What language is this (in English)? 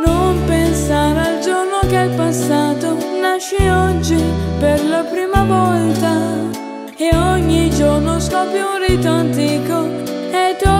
Romanian